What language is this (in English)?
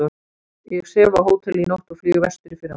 Icelandic